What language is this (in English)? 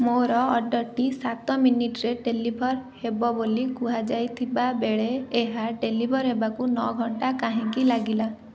Odia